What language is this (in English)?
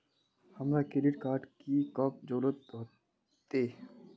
Magahi